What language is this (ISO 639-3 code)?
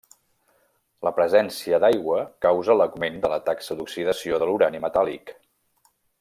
cat